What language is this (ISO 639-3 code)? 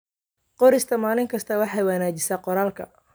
som